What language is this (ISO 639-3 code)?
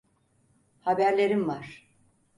tur